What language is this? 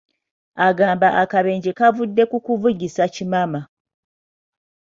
Ganda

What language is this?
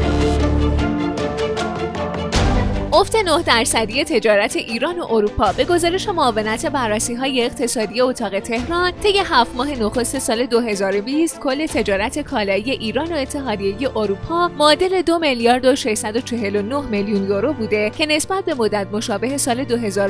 Persian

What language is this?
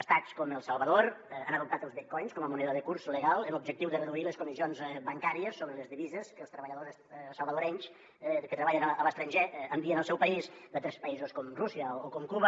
Catalan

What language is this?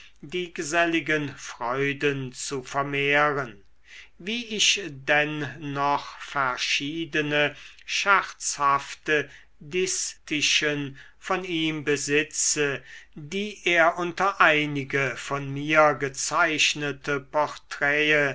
German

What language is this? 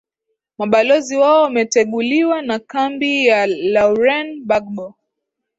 Swahili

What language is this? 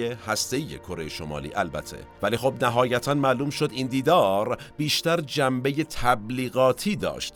Persian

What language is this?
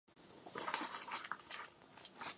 Czech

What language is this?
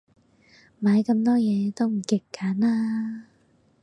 Cantonese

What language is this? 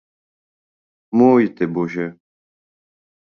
Czech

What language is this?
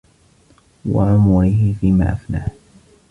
Arabic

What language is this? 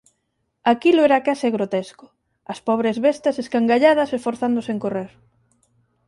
Galician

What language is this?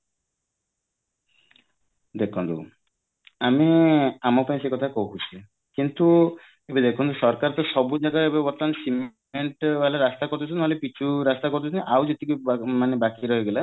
Odia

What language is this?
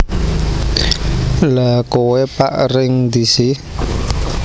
Javanese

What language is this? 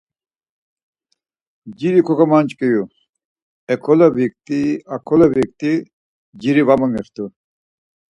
Laz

